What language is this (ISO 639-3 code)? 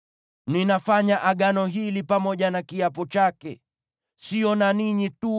swa